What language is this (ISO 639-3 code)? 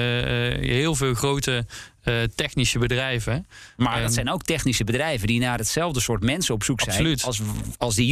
nld